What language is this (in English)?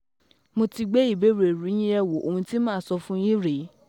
Yoruba